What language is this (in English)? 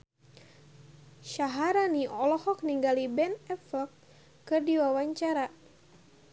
Sundanese